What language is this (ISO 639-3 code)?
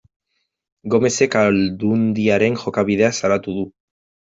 eus